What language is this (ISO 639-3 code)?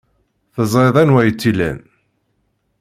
kab